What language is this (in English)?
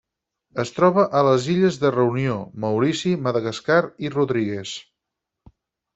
Catalan